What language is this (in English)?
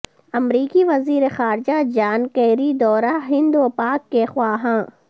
Urdu